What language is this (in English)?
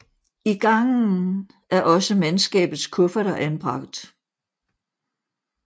Danish